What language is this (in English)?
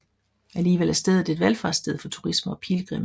Danish